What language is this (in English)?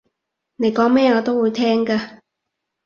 Cantonese